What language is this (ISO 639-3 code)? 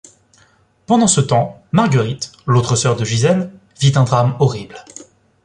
fra